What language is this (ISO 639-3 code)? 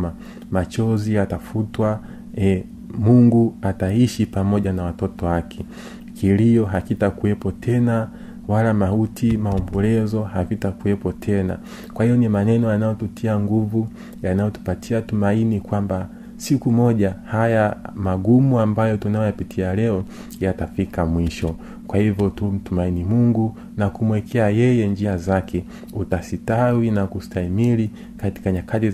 swa